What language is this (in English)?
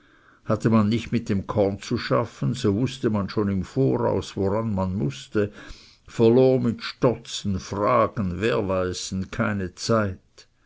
German